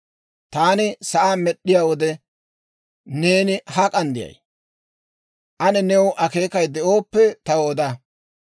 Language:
Dawro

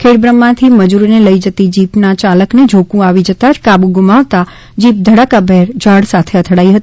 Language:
Gujarati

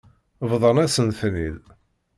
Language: Kabyle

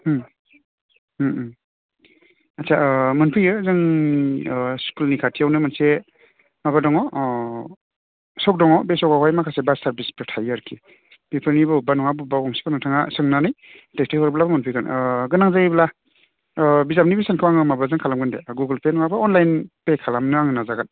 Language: Bodo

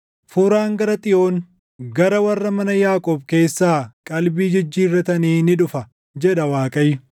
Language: Oromo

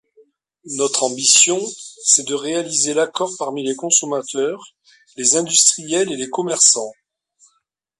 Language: French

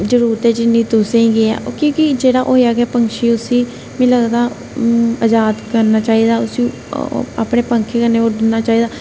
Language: Dogri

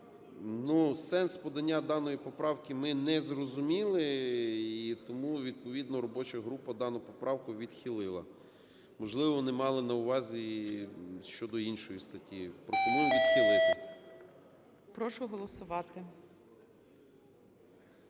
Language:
Ukrainian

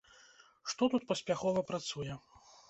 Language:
Belarusian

